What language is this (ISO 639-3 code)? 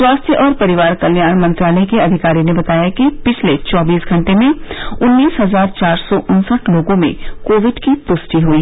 hin